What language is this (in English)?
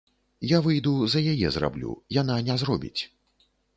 Belarusian